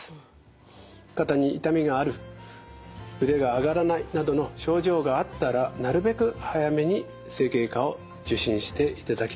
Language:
Japanese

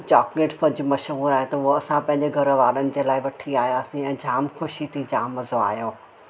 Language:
Sindhi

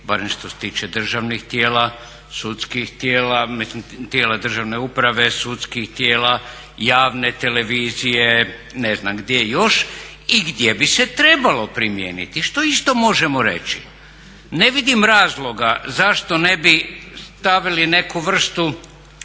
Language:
Croatian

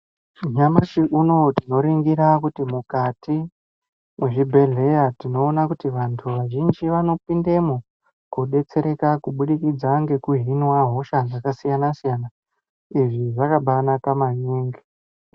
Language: Ndau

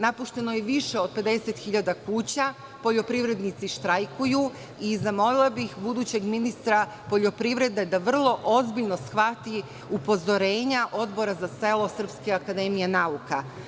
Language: Serbian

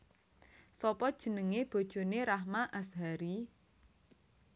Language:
Javanese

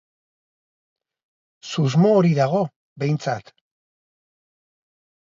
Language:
Basque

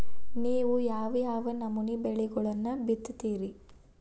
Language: Kannada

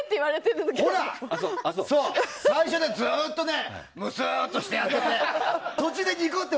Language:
Japanese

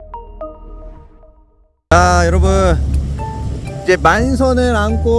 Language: Korean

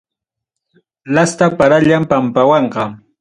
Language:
Ayacucho Quechua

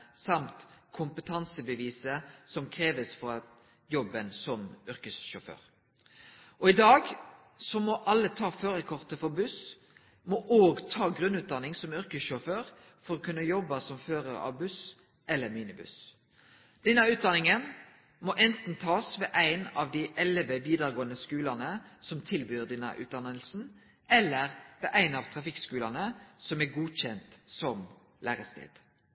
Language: Norwegian Nynorsk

